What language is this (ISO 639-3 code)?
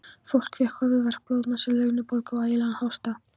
isl